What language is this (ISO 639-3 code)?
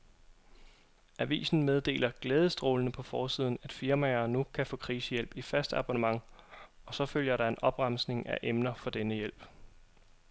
dan